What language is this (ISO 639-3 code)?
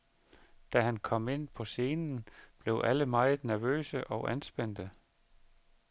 dan